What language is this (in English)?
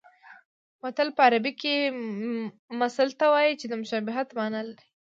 Pashto